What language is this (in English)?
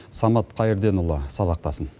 Kazakh